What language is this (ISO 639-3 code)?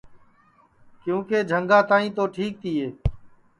ssi